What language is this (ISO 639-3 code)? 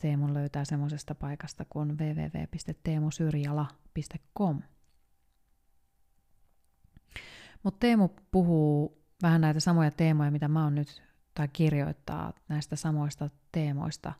fin